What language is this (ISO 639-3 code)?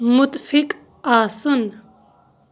kas